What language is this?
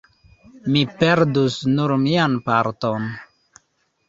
Esperanto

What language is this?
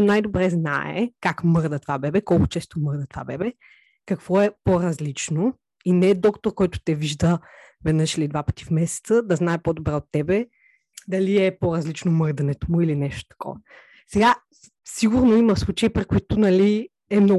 Bulgarian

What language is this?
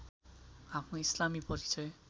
Nepali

